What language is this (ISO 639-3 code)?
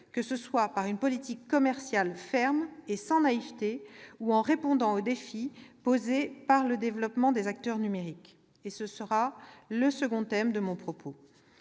fra